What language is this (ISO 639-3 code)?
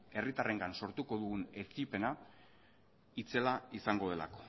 eus